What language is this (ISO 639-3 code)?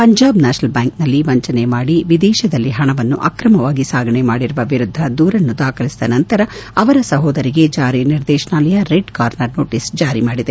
kan